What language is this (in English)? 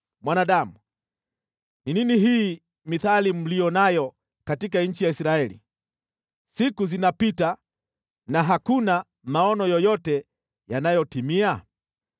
Swahili